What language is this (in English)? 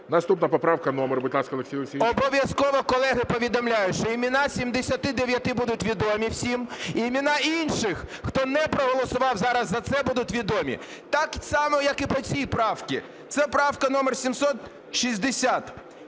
Ukrainian